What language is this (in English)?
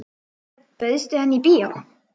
Icelandic